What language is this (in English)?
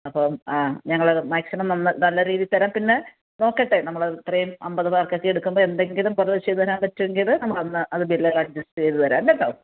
Malayalam